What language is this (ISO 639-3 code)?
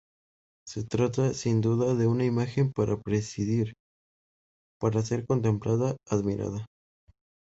spa